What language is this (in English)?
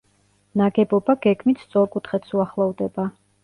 Georgian